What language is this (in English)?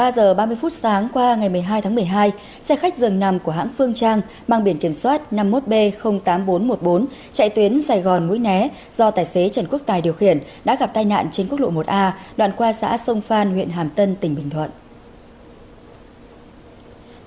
Vietnamese